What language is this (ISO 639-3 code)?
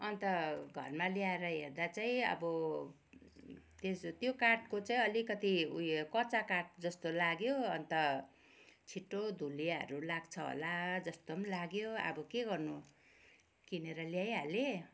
nep